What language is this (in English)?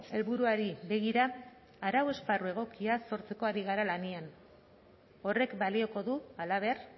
Basque